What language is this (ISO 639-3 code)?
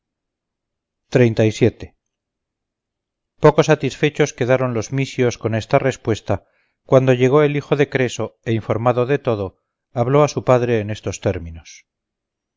spa